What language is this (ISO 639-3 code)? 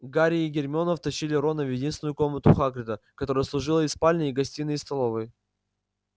rus